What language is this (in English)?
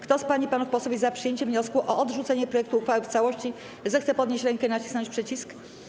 Polish